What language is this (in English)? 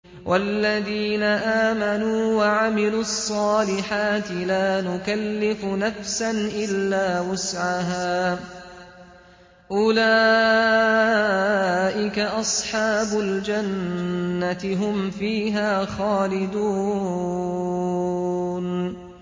Arabic